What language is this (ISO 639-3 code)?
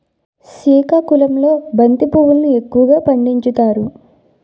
tel